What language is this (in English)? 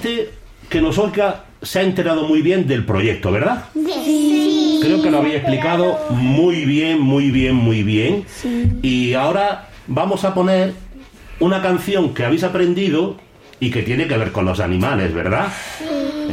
Spanish